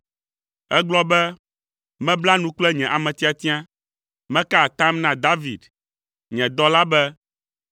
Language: Ewe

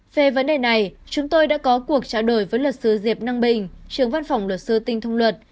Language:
Vietnamese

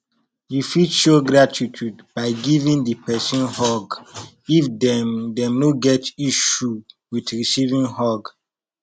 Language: Nigerian Pidgin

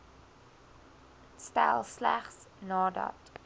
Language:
Afrikaans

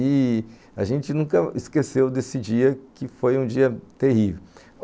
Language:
Portuguese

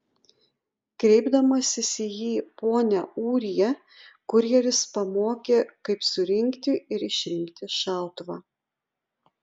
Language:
Lithuanian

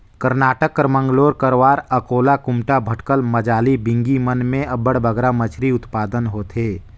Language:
Chhattisgarhi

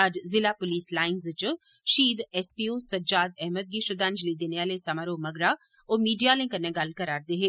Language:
Dogri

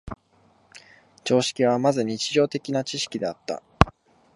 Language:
Japanese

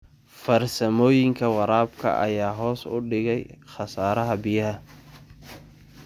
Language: Somali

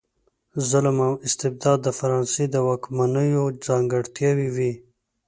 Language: Pashto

